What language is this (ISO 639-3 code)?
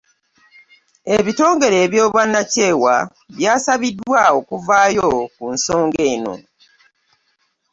lug